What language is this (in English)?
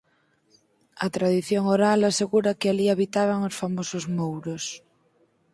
Galician